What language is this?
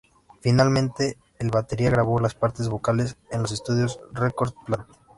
Spanish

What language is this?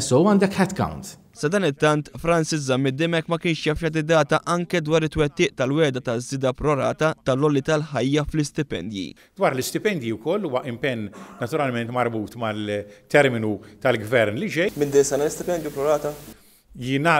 Arabic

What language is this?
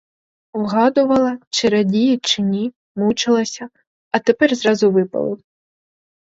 Ukrainian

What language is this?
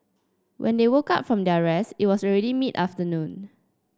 English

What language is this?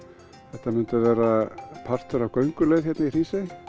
Icelandic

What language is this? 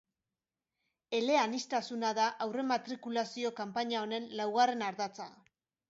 Basque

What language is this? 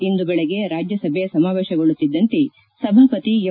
Kannada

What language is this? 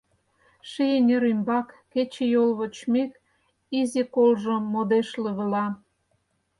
Mari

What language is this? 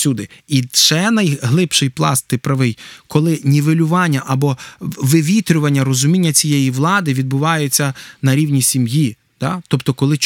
Ukrainian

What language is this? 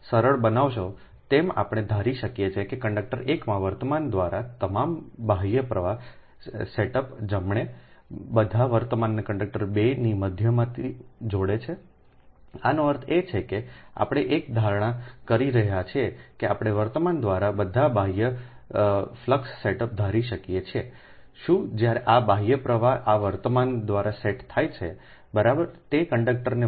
Gujarati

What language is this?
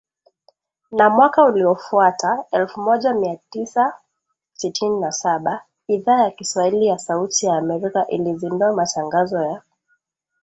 Swahili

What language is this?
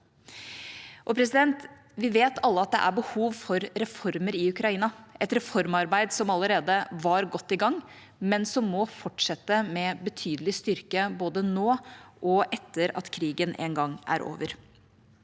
Norwegian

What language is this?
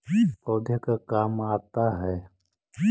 Magahi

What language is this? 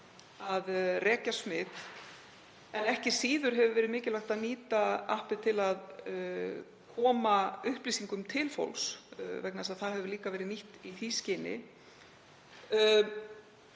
Icelandic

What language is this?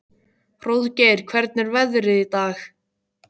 Icelandic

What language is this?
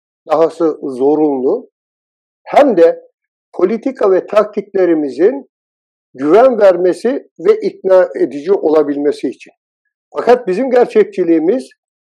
Turkish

